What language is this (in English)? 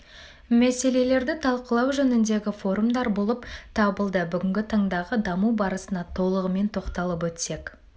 Kazakh